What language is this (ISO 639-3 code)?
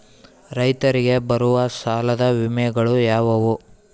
kan